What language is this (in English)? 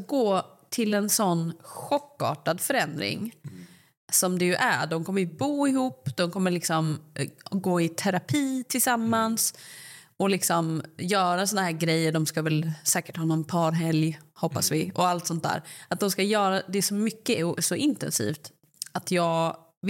Swedish